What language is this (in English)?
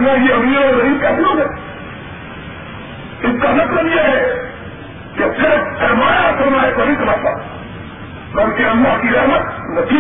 Urdu